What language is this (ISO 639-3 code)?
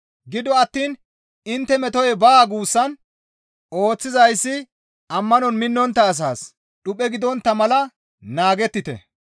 gmv